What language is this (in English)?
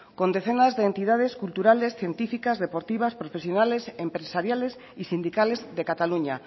Spanish